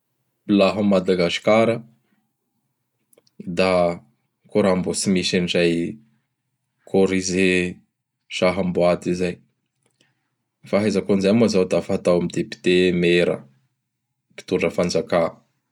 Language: Bara Malagasy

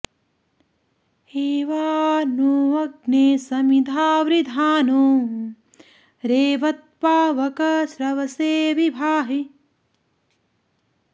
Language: Sanskrit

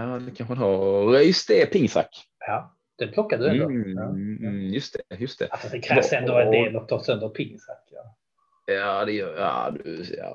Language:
Swedish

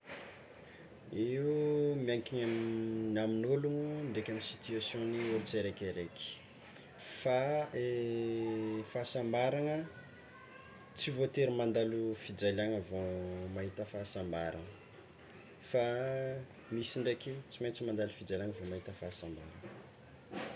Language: Tsimihety Malagasy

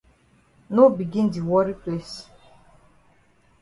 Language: Cameroon Pidgin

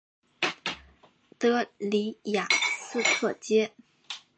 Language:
Chinese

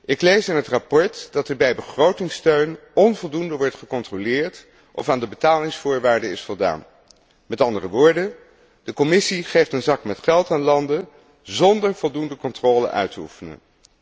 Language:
Dutch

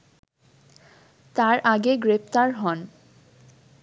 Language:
Bangla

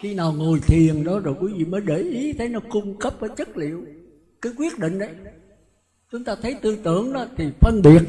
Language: Vietnamese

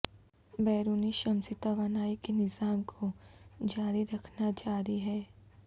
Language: Urdu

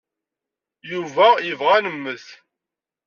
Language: Kabyle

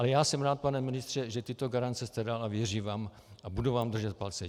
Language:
Czech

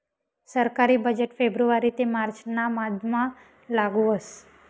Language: Marathi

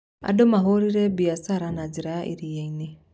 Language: Kikuyu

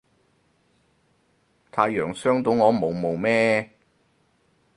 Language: Cantonese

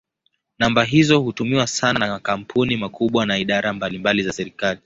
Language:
Swahili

